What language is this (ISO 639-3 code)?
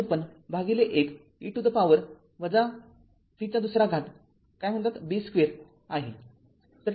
mar